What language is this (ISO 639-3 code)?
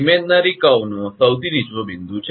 guj